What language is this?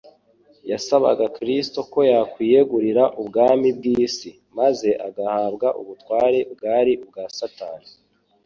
Kinyarwanda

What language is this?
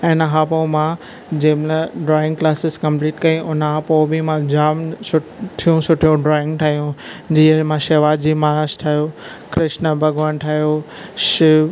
Sindhi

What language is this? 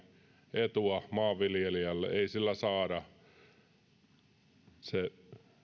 Finnish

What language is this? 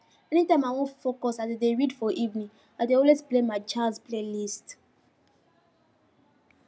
Nigerian Pidgin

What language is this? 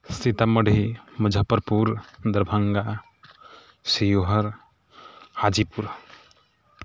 Maithili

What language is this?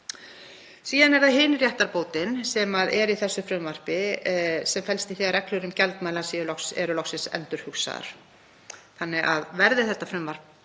Icelandic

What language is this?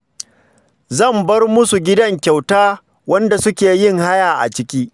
Hausa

